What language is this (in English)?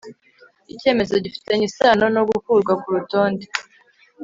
Kinyarwanda